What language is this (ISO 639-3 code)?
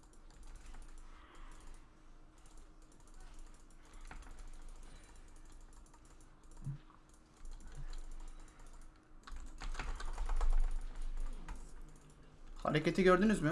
tur